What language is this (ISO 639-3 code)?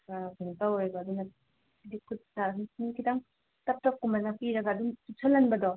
mni